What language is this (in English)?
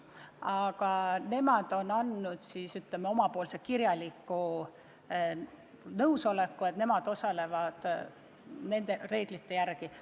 Estonian